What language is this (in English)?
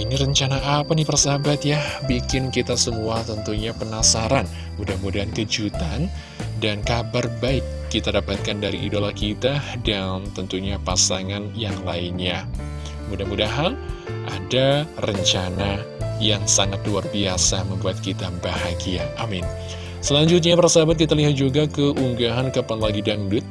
Indonesian